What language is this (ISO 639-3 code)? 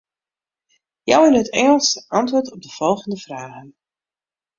fry